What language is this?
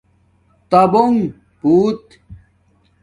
Domaaki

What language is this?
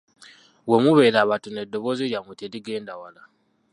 Ganda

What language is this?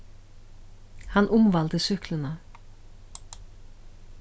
Faroese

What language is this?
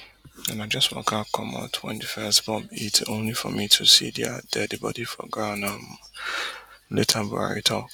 Nigerian Pidgin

